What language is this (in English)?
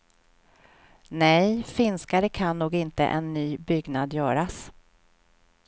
Swedish